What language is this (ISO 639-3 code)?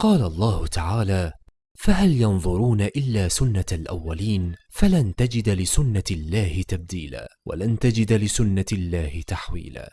ara